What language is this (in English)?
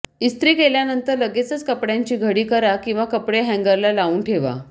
Marathi